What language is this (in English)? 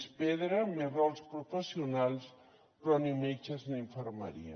Catalan